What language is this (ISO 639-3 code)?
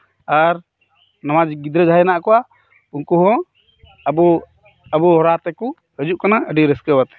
sat